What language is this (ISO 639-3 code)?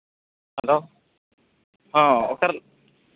sat